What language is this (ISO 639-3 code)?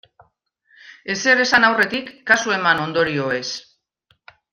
eus